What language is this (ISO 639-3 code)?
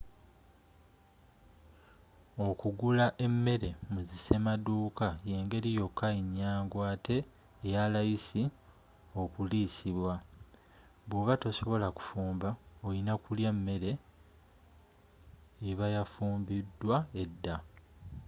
lug